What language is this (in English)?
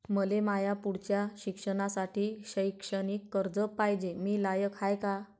Marathi